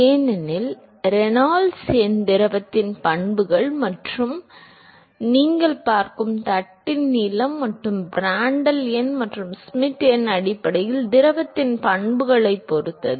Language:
Tamil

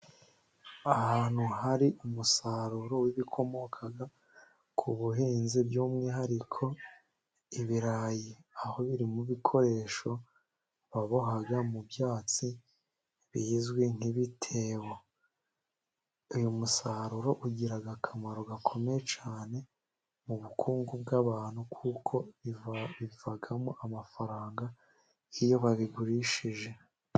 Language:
Kinyarwanda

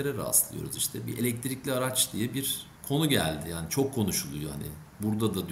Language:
Turkish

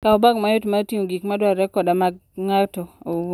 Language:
Luo (Kenya and Tanzania)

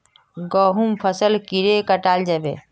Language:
Magahi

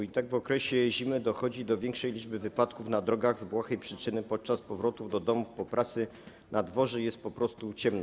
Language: Polish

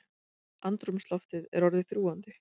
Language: Icelandic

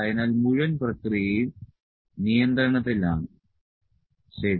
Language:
Malayalam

